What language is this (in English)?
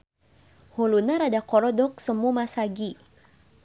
Sundanese